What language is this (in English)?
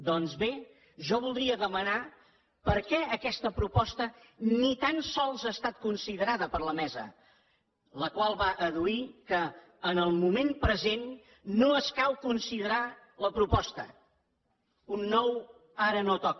Catalan